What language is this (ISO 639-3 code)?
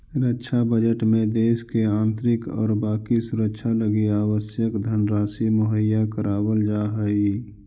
mag